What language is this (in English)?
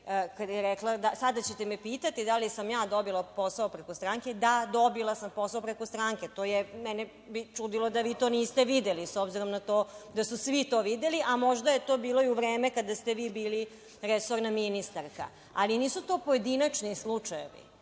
Serbian